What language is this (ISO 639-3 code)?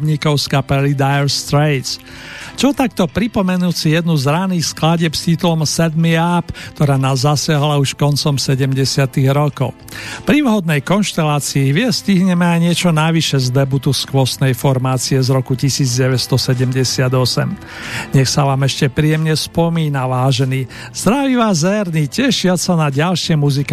slk